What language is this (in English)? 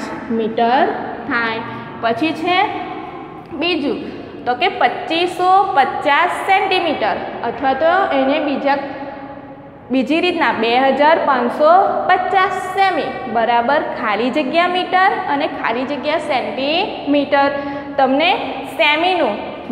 Hindi